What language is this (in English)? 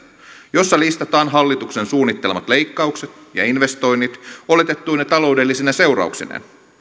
Finnish